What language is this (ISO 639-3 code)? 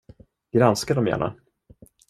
swe